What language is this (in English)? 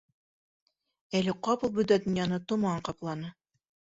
Bashkir